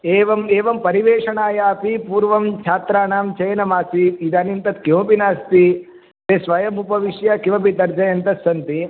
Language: Sanskrit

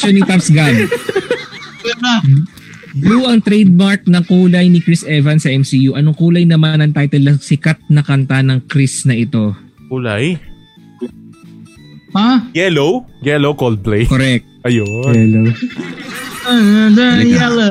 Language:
Filipino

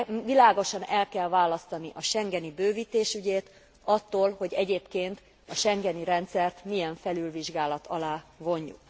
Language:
Hungarian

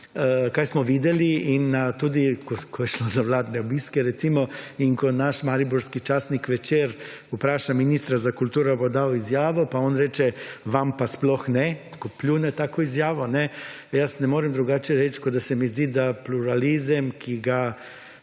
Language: Slovenian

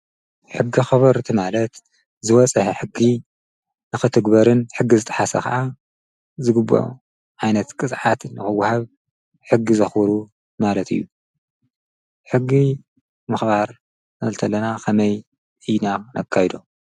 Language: Tigrinya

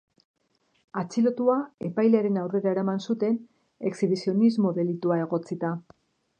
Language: Basque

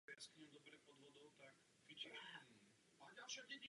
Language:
Czech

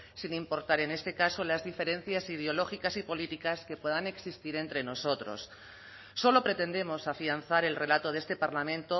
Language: Spanish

